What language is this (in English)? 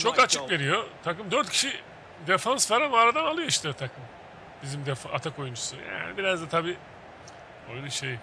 Turkish